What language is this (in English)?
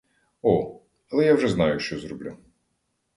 Ukrainian